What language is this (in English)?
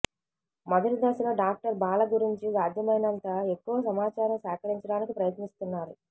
Telugu